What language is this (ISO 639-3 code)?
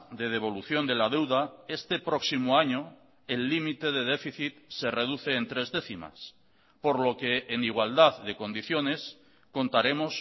spa